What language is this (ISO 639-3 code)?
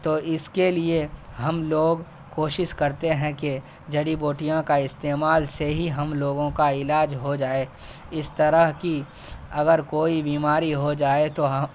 urd